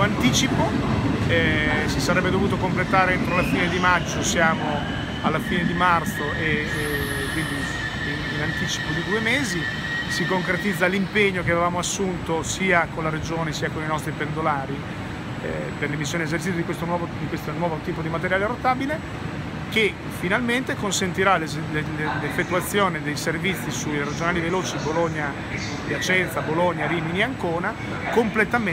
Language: Italian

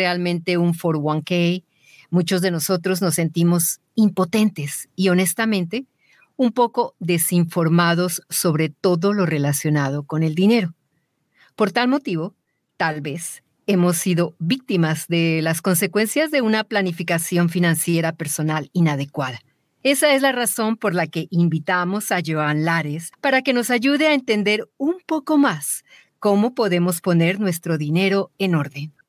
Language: Spanish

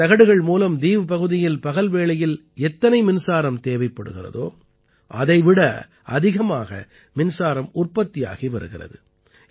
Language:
Tamil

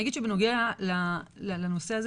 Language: Hebrew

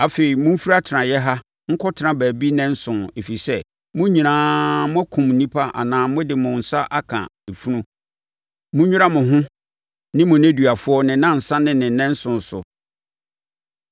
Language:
Akan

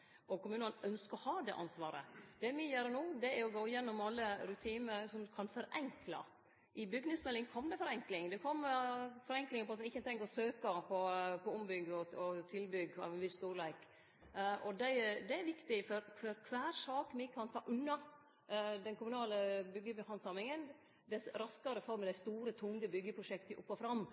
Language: Norwegian Nynorsk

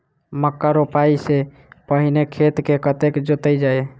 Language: Maithili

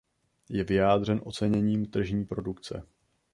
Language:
Czech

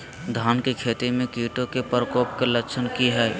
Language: Magahi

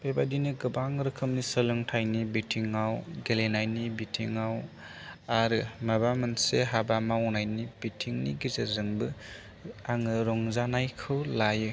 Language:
Bodo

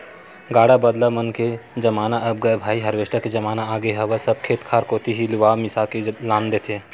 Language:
Chhattisgarhi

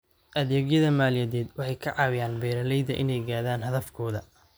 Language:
Somali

